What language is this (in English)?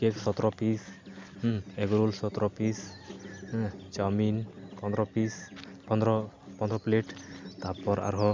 Santali